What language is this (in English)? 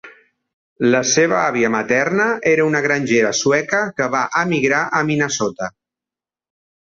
Catalan